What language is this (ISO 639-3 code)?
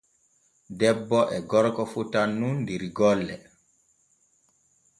fue